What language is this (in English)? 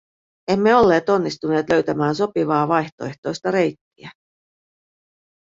Finnish